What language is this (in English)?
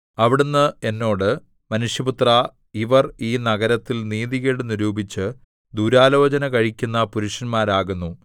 Malayalam